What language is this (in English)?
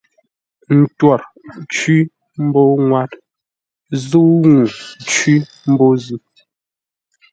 Ngombale